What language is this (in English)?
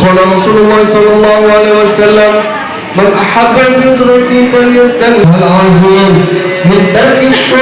Indonesian